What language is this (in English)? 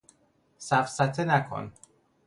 Persian